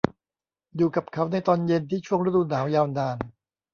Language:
Thai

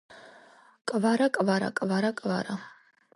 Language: Georgian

